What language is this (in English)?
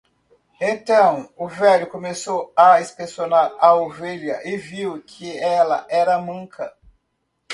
Portuguese